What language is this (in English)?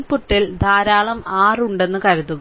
Malayalam